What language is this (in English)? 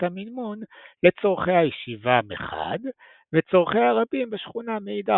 Hebrew